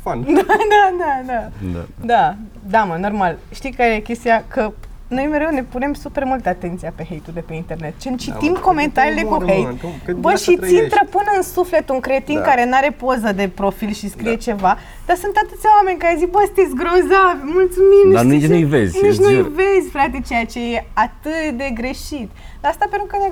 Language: Romanian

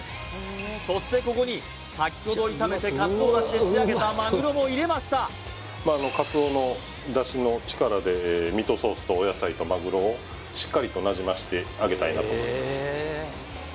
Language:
Japanese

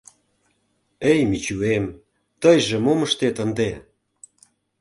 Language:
Mari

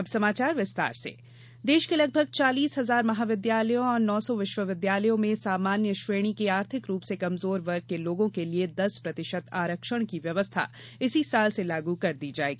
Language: Hindi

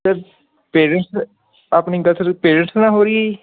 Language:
Punjabi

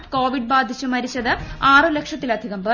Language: Malayalam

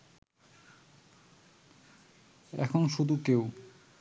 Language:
Bangla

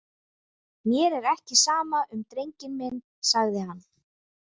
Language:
Icelandic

